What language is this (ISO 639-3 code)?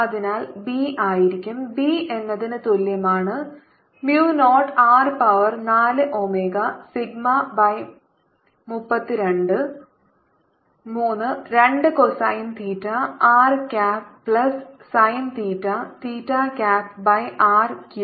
mal